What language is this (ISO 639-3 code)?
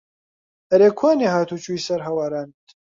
ckb